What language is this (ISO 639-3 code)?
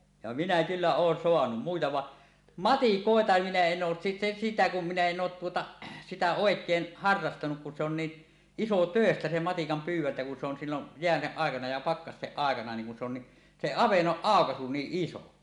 fin